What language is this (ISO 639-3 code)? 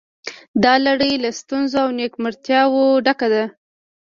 pus